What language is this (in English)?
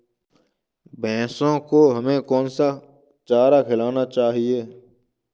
Hindi